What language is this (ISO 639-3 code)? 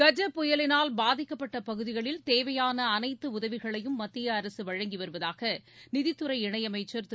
tam